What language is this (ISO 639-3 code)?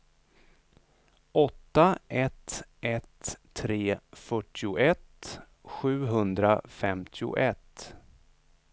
swe